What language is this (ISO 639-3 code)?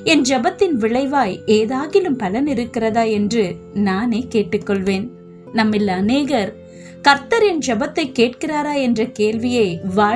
tam